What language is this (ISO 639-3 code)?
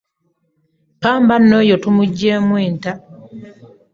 lug